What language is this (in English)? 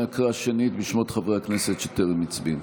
Hebrew